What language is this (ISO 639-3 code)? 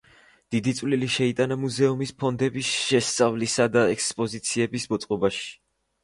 kat